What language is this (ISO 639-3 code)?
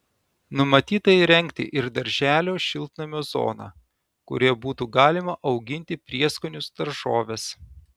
lit